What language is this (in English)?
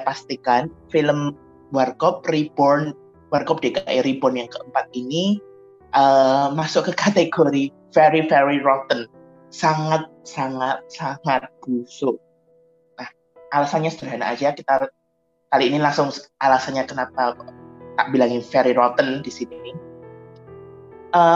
Indonesian